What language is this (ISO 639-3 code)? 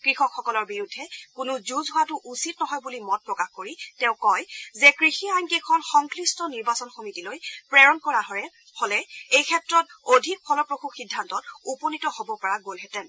asm